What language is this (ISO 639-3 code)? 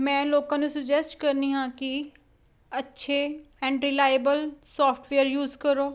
pan